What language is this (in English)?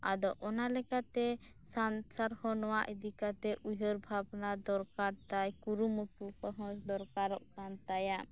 Santali